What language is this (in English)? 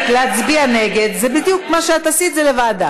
Hebrew